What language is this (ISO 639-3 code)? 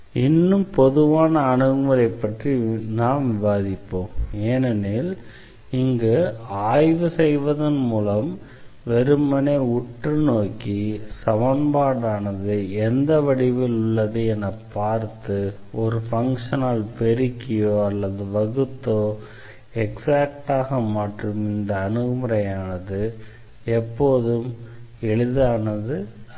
tam